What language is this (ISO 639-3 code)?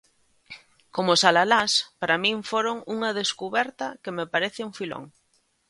glg